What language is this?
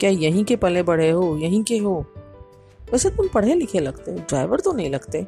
Hindi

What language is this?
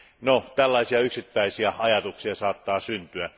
Finnish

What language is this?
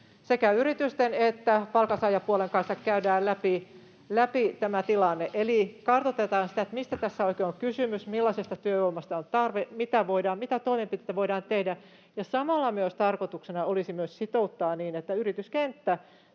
Finnish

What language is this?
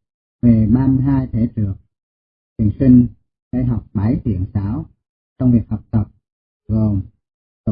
Vietnamese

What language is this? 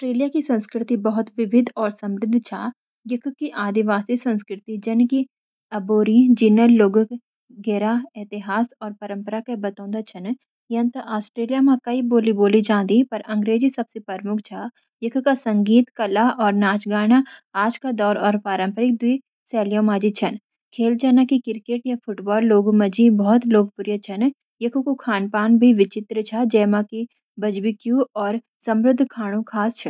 Garhwali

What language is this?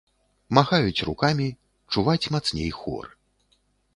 Belarusian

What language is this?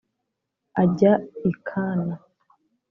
Kinyarwanda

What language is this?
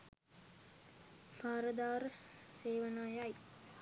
Sinhala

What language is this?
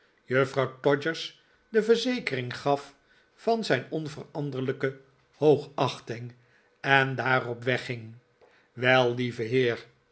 Dutch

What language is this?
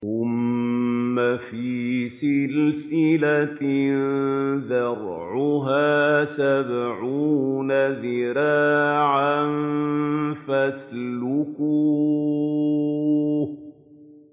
Arabic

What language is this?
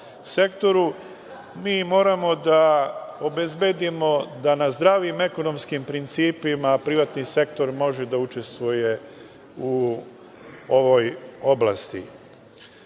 Serbian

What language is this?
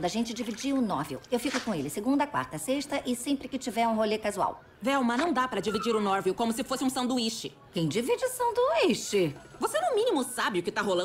Portuguese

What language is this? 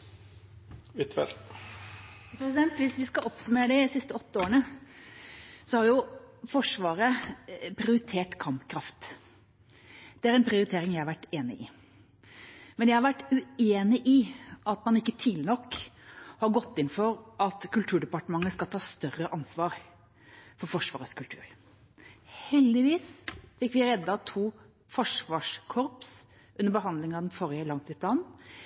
Norwegian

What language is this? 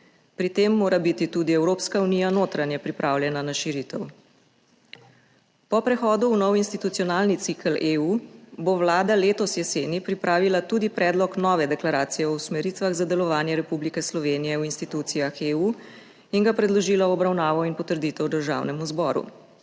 Slovenian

